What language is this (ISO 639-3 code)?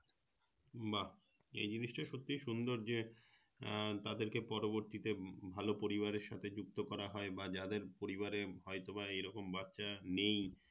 ben